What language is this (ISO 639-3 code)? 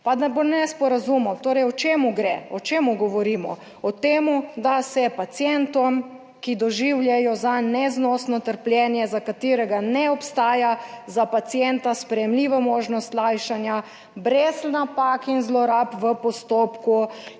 slv